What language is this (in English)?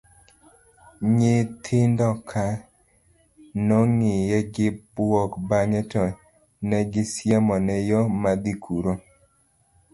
Luo (Kenya and Tanzania)